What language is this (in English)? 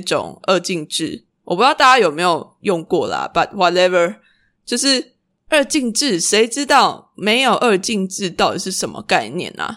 Chinese